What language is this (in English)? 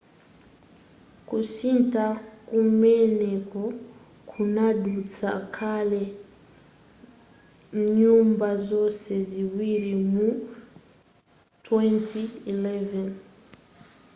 Nyanja